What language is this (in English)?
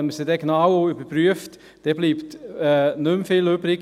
Swiss German